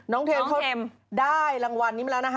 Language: Thai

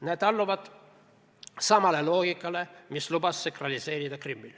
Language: Estonian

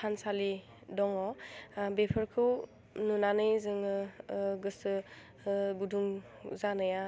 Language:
Bodo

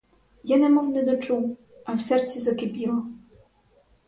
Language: Ukrainian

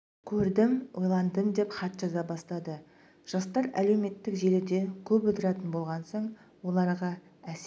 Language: Kazakh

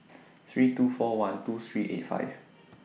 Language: English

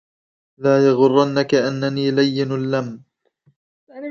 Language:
Arabic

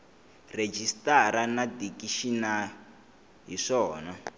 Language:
Tsonga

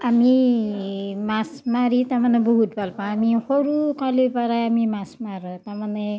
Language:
Assamese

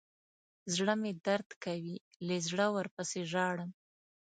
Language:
Pashto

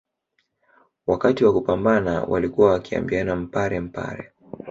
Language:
Swahili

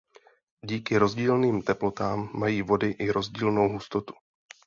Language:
Czech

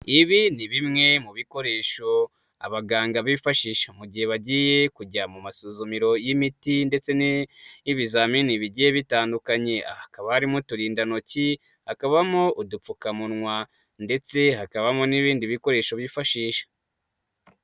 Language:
Kinyarwanda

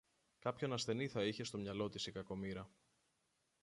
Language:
Greek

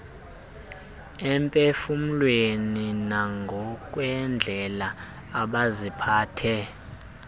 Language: Xhosa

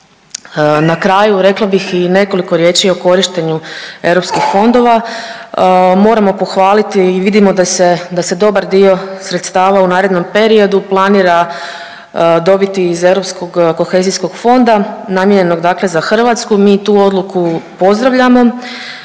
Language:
Croatian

